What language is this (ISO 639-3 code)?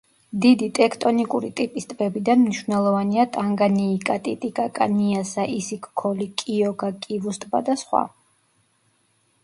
kat